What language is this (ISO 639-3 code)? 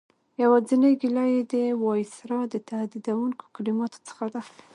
pus